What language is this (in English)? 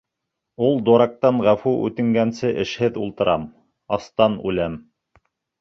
Bashkir